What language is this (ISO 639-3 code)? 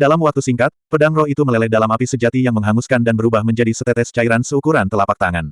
ind